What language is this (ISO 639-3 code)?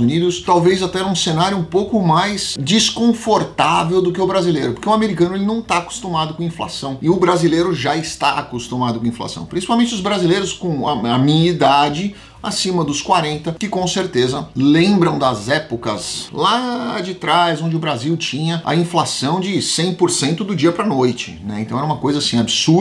por